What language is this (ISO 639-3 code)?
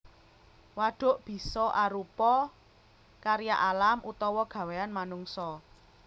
jav